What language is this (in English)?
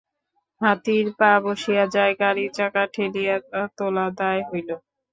Bangla